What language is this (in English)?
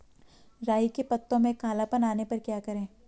Hindi